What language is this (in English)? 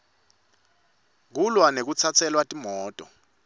Swati